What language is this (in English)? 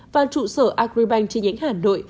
Vietnamese